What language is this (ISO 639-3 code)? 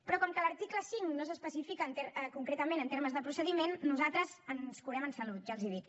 cat